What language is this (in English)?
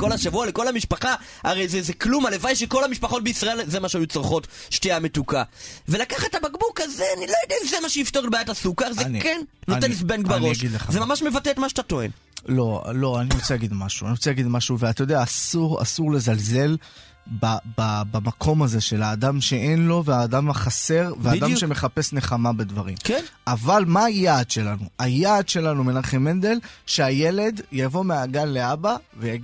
Hebrew